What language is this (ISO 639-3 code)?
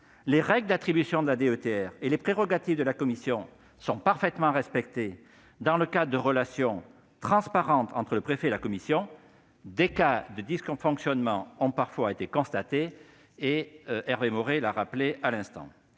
fra